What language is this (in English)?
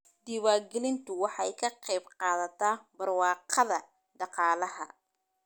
Somali